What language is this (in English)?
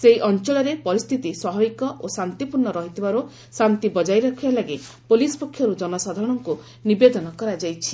Odia